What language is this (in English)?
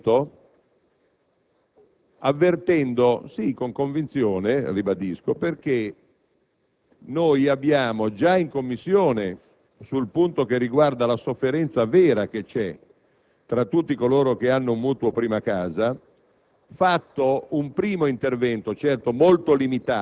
Italian